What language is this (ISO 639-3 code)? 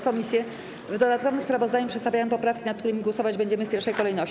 pol